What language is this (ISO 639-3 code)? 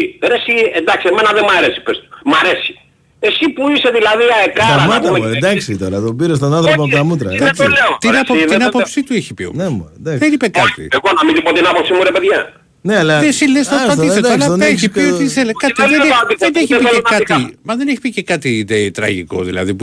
ell